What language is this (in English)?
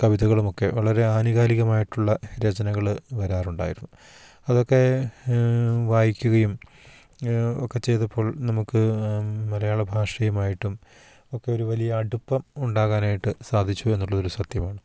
Malayalam